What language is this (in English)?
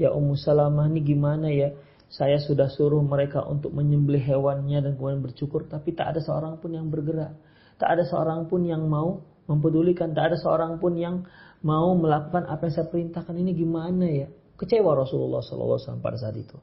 Indonesian